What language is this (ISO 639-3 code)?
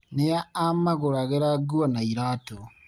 kik